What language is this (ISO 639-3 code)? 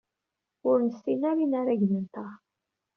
kab